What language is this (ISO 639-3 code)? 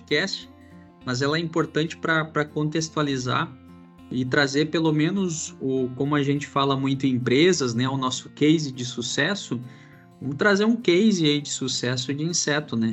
por